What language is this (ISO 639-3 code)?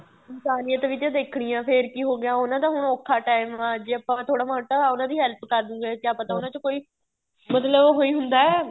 pan